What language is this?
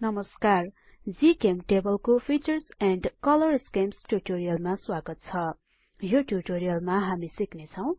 Nepali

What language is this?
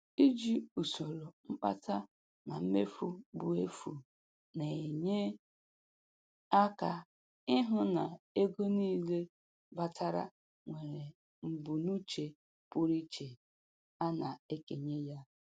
Igbo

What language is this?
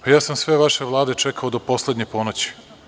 Serbian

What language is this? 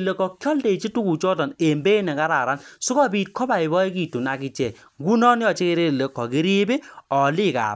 Kalenjin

